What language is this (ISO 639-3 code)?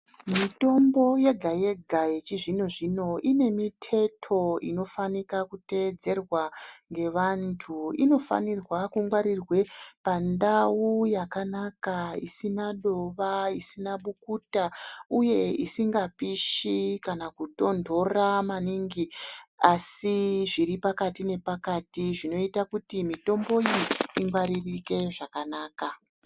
ndc